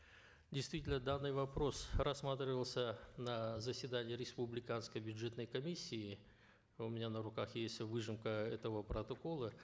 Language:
Kazakh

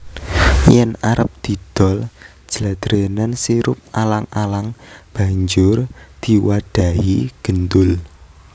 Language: Javanese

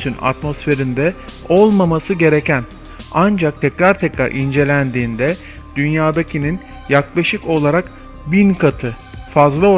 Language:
Turkish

